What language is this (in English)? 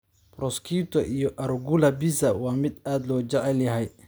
Somali